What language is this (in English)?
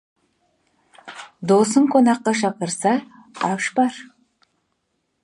Kazakh